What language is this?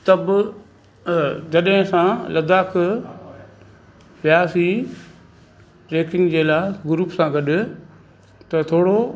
Sindhi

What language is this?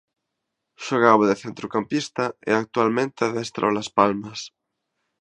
Galician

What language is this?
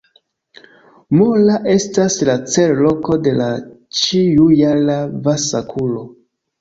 Esperanto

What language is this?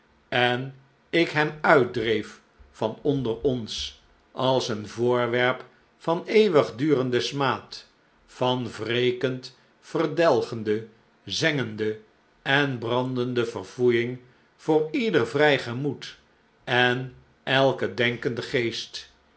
Dutch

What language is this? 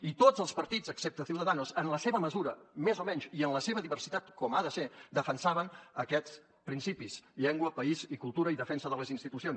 Catalan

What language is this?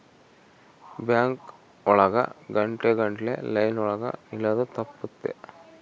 Kannada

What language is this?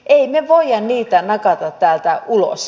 Finnish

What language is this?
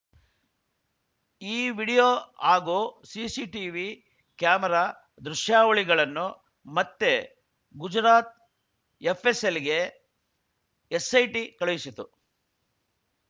Kannada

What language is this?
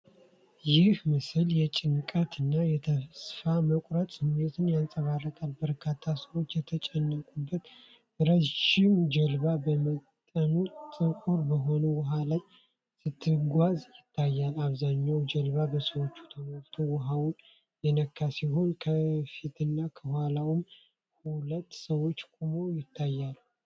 Amharic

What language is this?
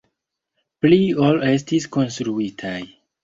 Esperanto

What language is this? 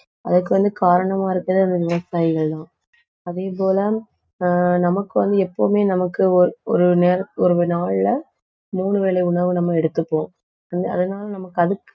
Tamil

